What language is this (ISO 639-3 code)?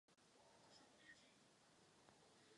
ces